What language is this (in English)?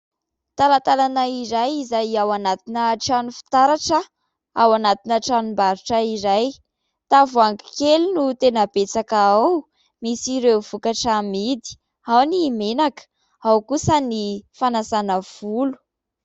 Malagasy